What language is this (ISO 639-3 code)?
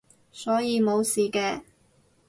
yue